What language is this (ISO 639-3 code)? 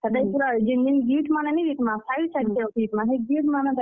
ori